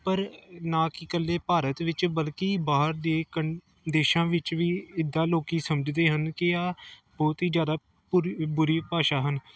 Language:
Punjabi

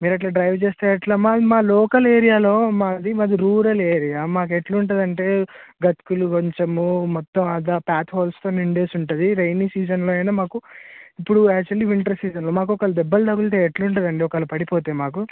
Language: Telugu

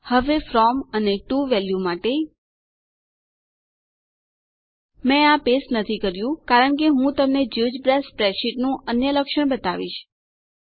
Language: Gujarati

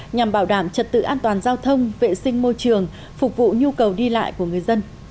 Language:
Vietnamese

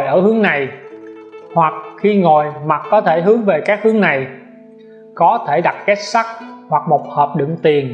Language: Vietnamese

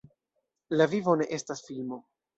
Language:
Esperanto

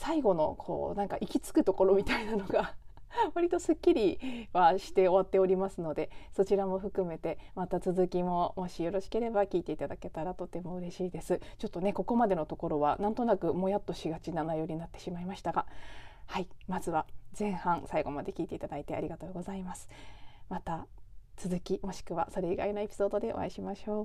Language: Japanese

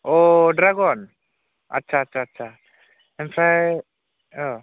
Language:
Bodo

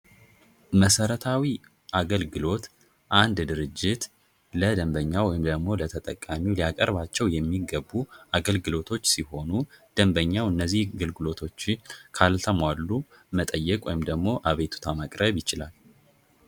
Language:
Amharic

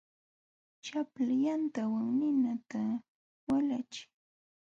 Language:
Jauja Wanca Quechua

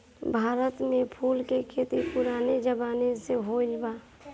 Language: Bhojpuri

